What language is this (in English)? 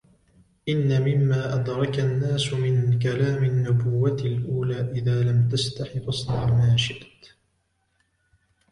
Arabic